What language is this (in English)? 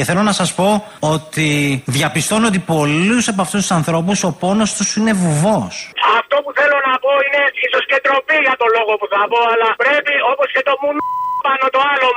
Greek